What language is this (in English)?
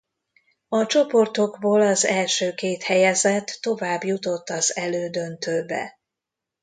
Hungarian